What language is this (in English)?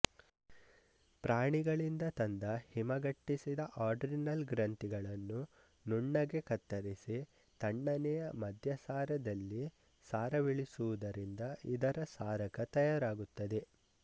Kannada